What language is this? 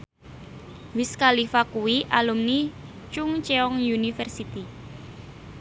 Javanese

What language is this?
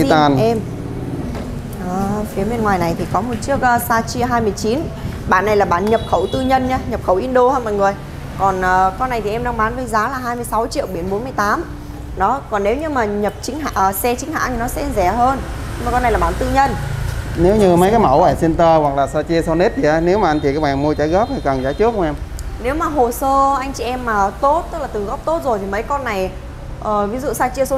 Vietnamese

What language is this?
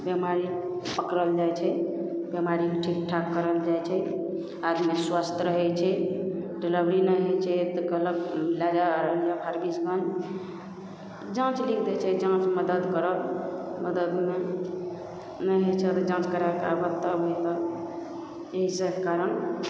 Maithili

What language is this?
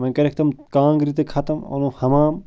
Kashmiri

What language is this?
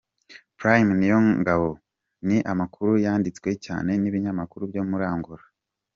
Kinyarwanda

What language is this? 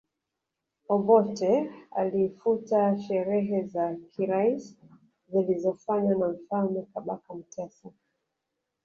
Swahili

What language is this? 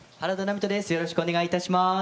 Japanese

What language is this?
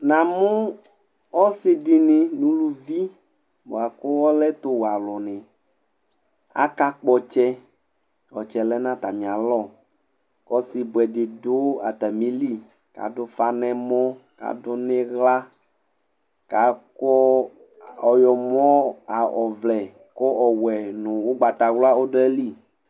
Ikposo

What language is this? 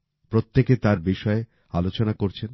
Bangla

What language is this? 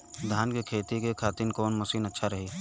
Bhojpuri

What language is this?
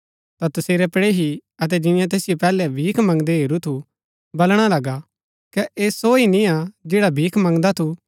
Gaddi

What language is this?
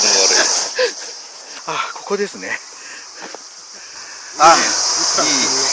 Japanese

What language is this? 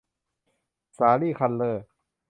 Thai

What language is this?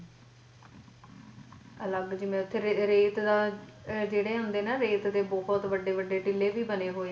Punjabi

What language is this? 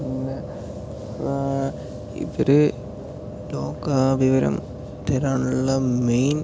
Malayalam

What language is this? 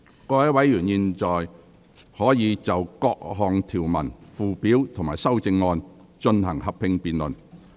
Cantonese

